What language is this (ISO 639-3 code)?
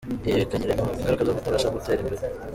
kin